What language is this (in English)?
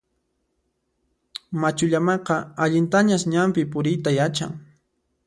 Puno Quechua